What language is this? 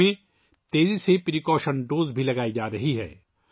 Urdu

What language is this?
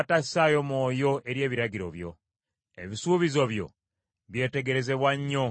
Ganda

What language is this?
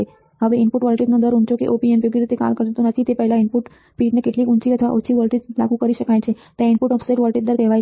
Gujarati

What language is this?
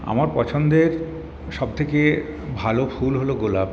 Bangla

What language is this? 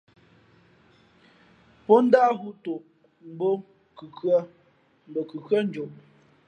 Fe'fe'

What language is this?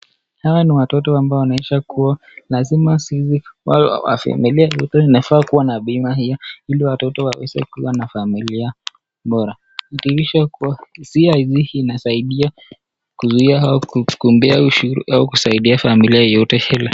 Swahili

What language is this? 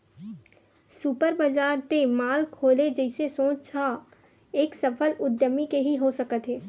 Chhattisgarhi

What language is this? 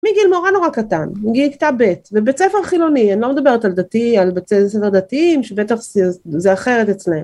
Hebrew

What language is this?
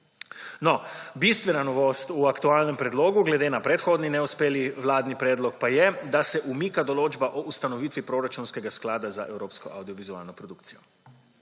Slovenian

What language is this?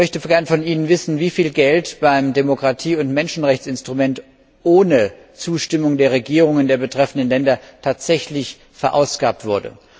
German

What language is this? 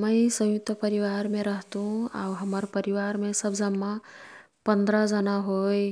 Kathoriya Tharu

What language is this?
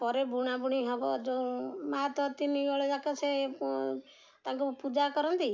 Odia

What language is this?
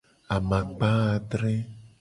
Gen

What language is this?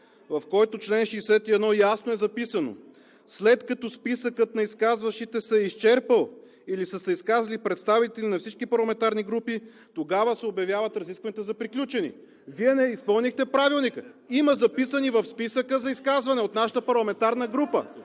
Bulgarian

